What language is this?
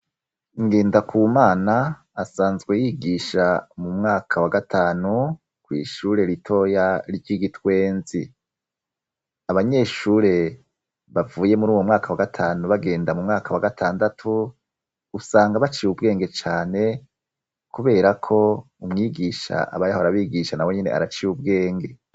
Rundi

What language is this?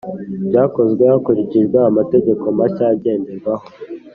Kinyarwanda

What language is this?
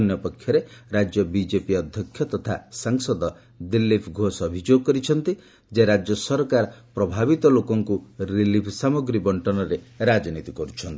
Odia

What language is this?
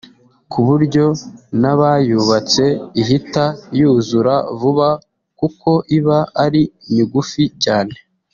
Kinyarwanda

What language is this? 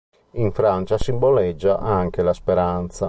Italian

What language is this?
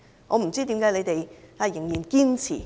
Cantonese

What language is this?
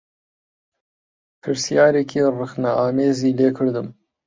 Central Kurdish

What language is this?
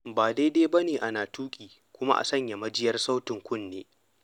Hausa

